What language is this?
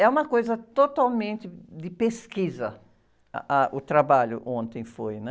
Portuguese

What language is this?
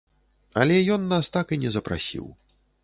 Belarusian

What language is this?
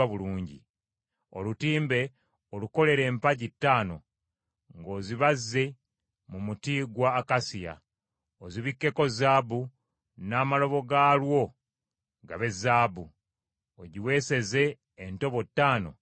Ganda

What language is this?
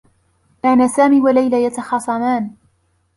Arabic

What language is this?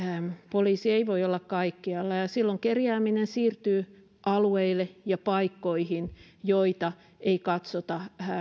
Finnish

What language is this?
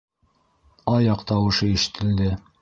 Bashkir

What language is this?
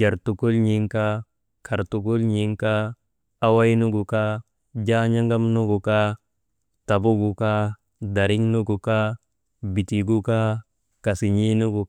Maba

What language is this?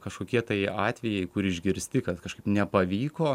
Lithuanian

